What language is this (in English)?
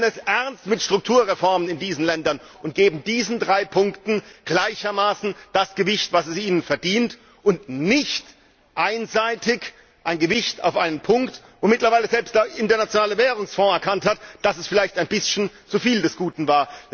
German